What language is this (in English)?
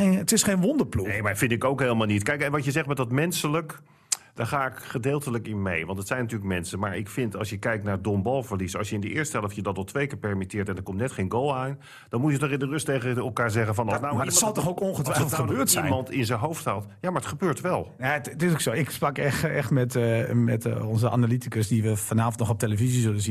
Dutch